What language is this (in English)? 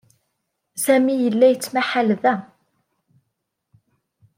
Kabyle